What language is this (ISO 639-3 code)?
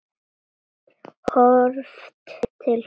isl